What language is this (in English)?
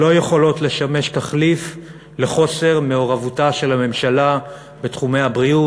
Hebrew